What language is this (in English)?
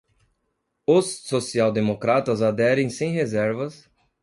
Portuguese